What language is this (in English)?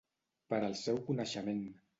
Catalan